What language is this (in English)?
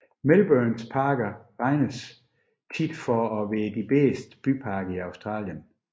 Danish